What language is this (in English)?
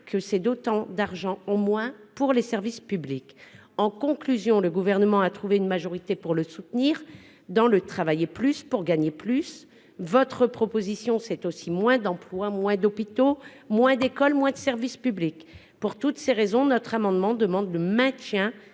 French